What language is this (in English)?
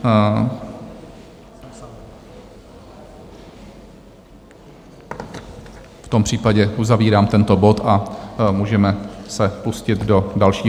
Czech